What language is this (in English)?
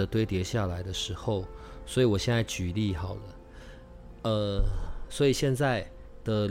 Chinese